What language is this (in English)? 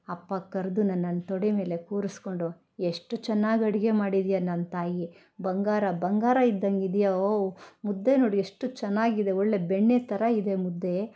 Kannada